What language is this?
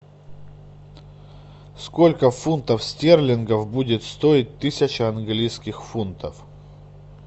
Russian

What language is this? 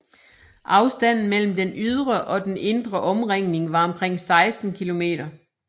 Danish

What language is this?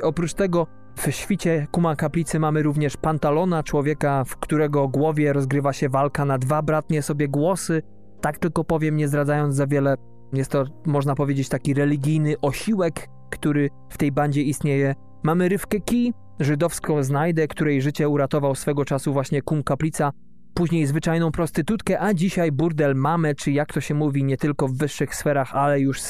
Polish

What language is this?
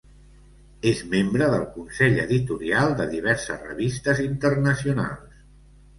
Catalan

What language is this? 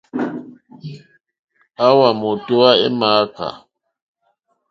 Mokpwe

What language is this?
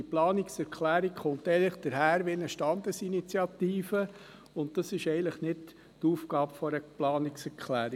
Swiss German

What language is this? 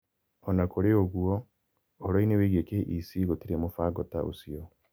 Kikuyu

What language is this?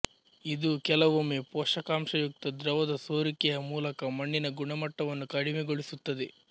Kannada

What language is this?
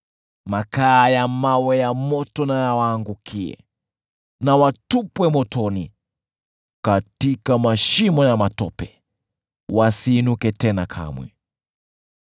Swahili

